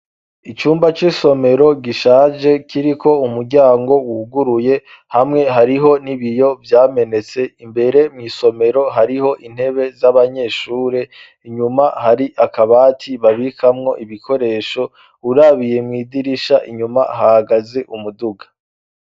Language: Rundi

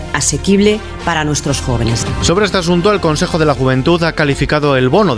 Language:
Spanish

